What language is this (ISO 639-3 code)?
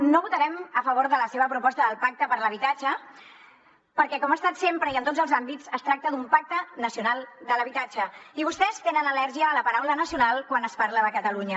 cat